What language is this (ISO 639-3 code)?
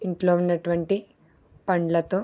tel